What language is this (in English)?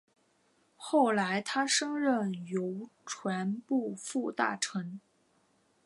Chinese